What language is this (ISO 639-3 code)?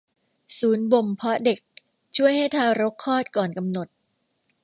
tha